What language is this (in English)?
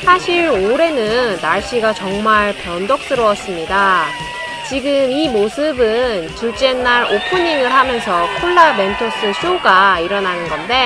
Korean